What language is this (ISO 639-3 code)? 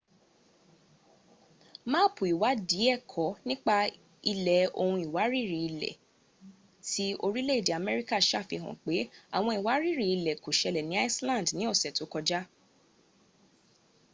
yor